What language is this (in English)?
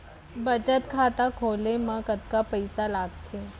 Chhattisgarhi